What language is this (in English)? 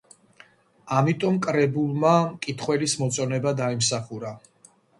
Georgian